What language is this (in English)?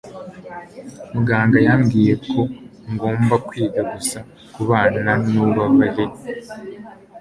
Kinyarwanda